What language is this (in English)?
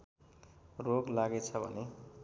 Nepali